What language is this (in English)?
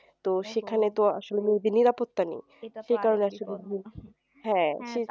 Bangla